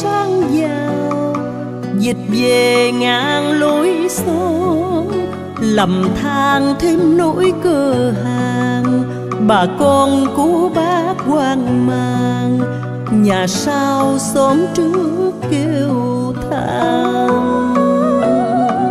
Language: Vietnamese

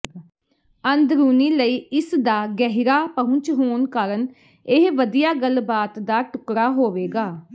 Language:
Punjabi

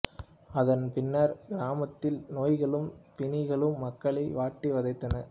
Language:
Tamil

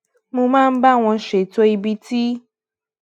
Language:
Yoruba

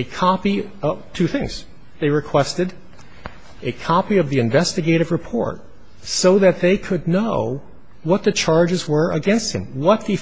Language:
English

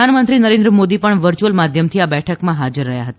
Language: Gujarati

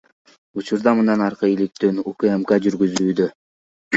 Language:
Kyrgyz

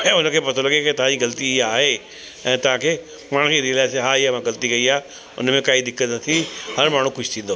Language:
Sindhi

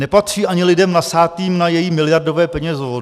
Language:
Czech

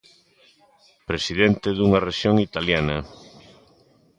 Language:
Galician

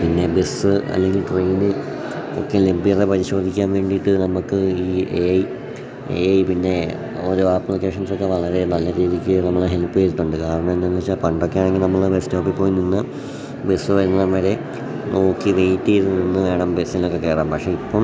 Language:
Malayalam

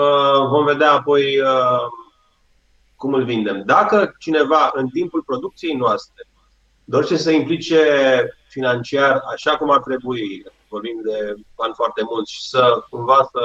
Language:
Romanian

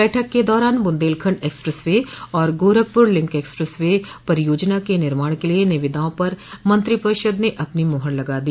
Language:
Hindi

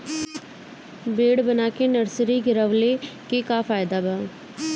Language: Bhojpuri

